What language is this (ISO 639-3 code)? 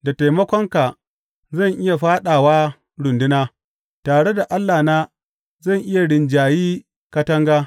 hau